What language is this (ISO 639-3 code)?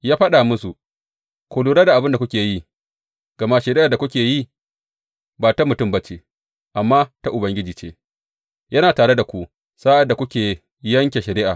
hau